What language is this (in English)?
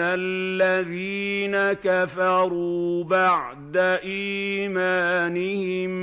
Arabic